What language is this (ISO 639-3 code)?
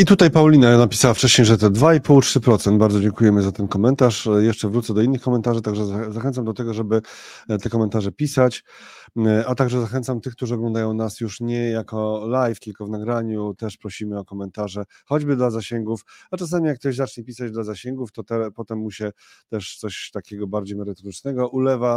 pol